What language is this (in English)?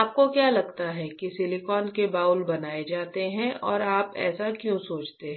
Hindi